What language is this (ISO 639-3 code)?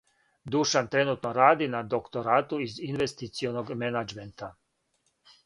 srp